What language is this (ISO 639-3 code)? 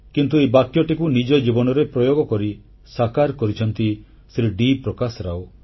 ori